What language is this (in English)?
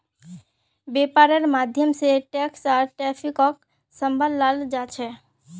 Magahi